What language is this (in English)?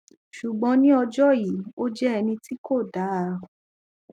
Yoruba